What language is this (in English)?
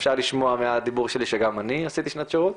Hebrew